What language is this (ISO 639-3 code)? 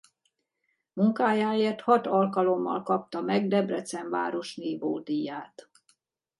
hun